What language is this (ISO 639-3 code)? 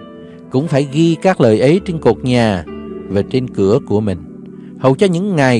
vie